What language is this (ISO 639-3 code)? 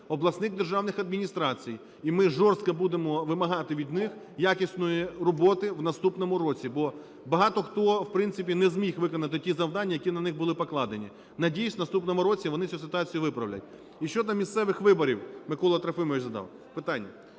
ukr